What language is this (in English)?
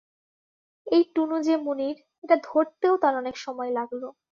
Bangla